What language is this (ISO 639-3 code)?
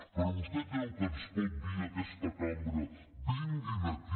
cat